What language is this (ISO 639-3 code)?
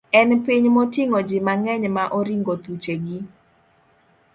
luo